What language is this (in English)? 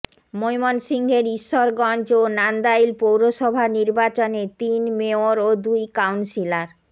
Bangla